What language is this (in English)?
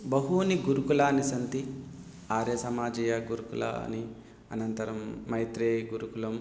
Sanskrit